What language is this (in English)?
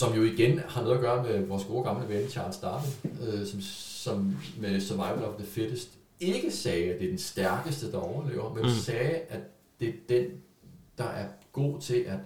Danish